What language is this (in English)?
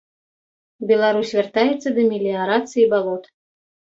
Belarusian